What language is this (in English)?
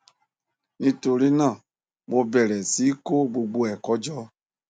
Yoruba